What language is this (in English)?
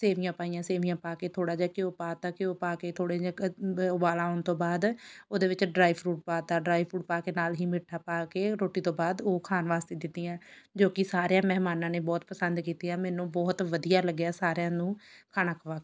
Punjabi